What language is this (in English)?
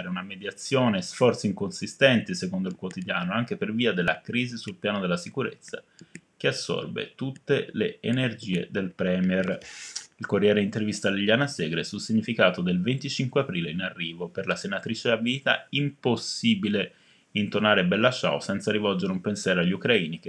Italian